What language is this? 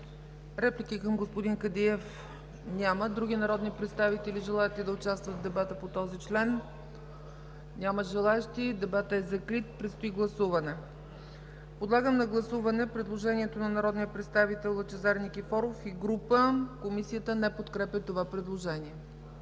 Bulgarian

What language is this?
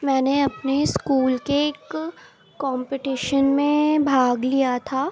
Urdu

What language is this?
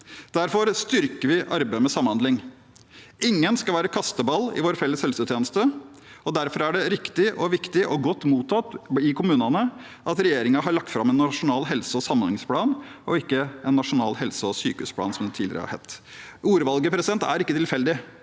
Norwegian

